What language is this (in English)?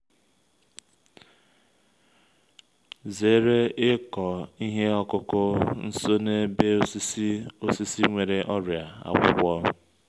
Igbo